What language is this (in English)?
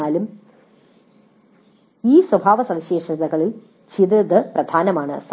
Malayalam